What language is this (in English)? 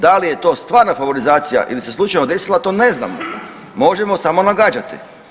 Croatian